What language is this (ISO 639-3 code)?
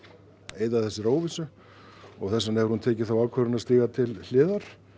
isl